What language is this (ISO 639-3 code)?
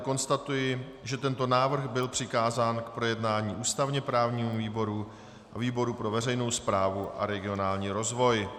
ces